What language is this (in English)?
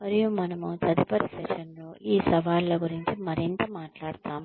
Telugu